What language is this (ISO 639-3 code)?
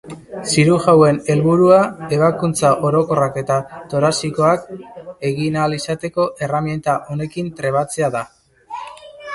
eus